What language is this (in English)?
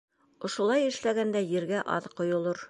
Bashkir